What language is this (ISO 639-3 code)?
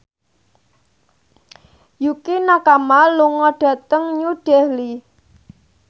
jav